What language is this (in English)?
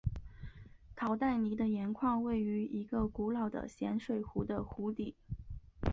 Chinese